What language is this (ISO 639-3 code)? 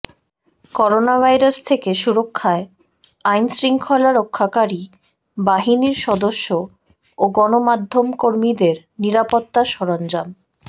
ben